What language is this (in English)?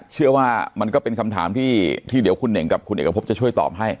Thai